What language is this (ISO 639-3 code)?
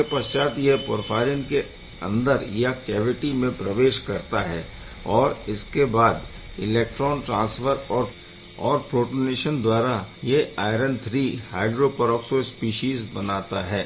hin